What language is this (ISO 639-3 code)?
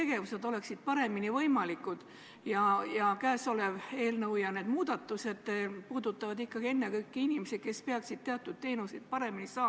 est